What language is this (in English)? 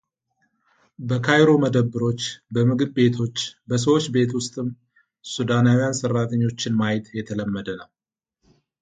Amharic